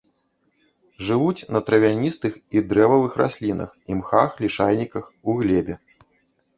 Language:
Belarusian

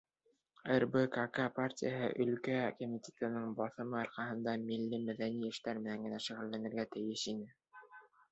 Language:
Bashkir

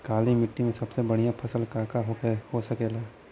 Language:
Bhojpuri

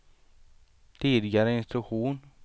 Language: Swedish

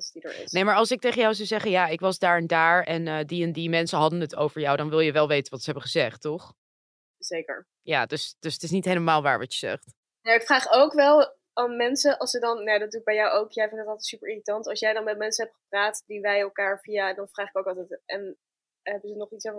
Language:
Dutch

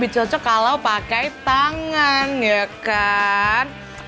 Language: Indonesian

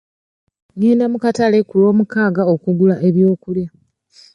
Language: Ganda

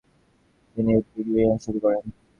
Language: Bangla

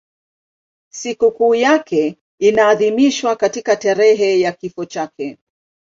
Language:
Swahili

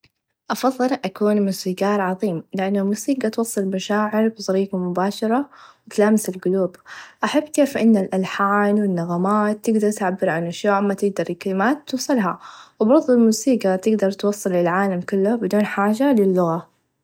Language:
Najdi Arabic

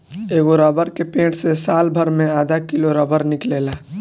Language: Bhojpuri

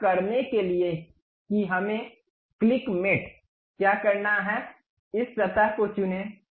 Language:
Hindi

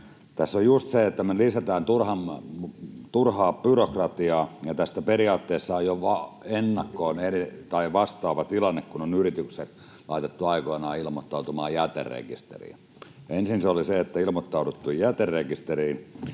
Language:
Finnish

